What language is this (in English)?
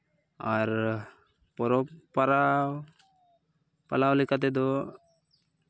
Santali